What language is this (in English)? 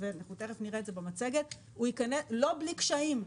Hebrew